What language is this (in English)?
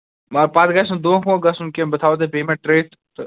Kashmiri